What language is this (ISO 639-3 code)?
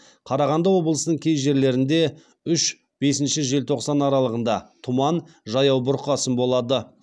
kaz